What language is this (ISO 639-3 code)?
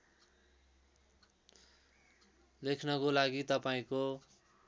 nep